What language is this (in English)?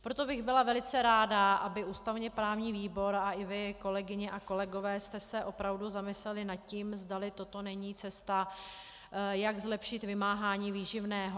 Czech